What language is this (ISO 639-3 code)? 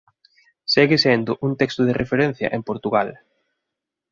glg